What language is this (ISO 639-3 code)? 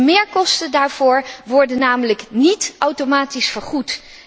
nld